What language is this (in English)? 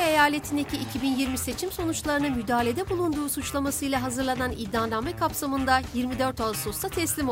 Turkish